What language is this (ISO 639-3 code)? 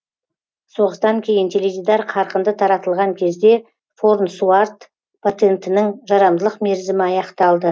kaz